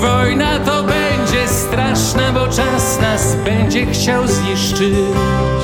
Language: Polish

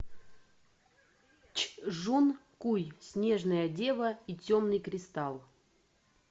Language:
Russian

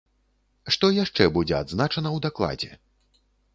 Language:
Belarusian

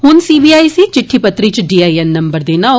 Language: Dogri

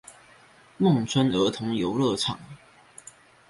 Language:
Chinese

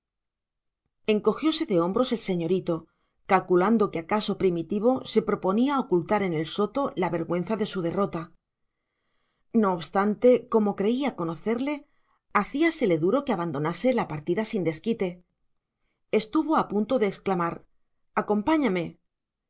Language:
Spanish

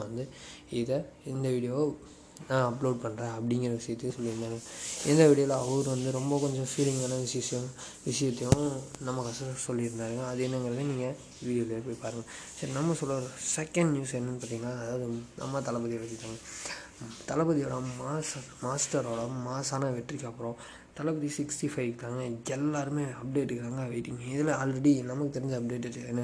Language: Tamil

